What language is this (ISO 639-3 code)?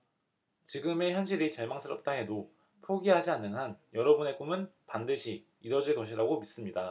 kor